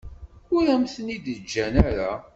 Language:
Kabyle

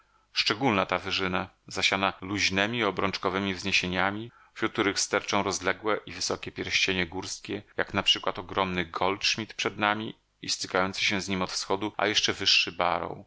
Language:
Polish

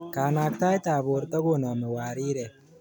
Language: Kalenjin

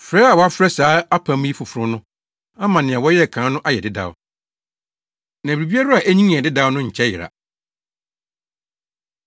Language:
Akan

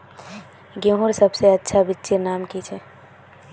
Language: Magahi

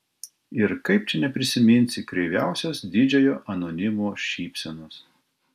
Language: Lithuanian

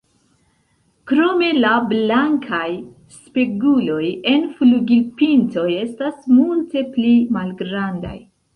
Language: Esperanto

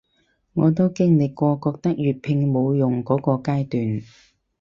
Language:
Cantonese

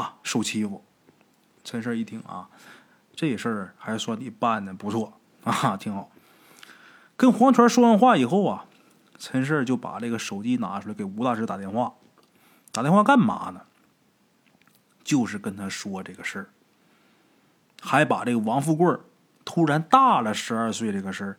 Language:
Chinese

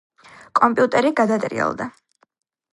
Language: Georgian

